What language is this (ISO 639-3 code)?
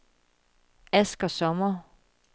dan